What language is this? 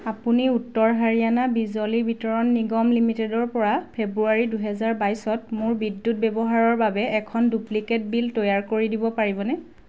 Assamese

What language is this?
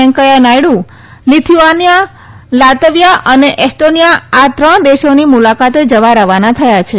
Gujarati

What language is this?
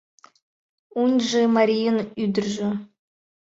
Mari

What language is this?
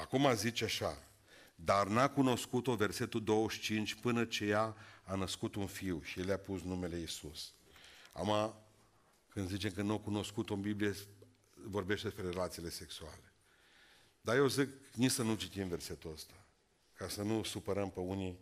Romanian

